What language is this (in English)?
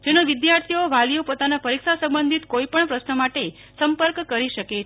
Gujarati